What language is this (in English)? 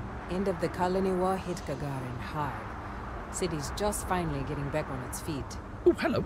English